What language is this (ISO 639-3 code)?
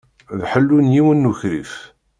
kab